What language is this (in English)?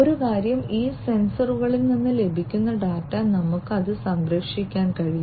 Malayalam